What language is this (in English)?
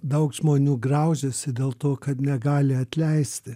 Lithuanian